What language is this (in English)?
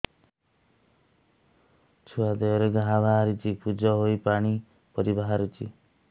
Odia